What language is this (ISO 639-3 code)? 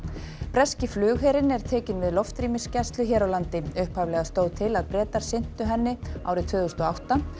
isl